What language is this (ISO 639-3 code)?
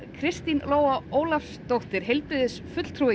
isl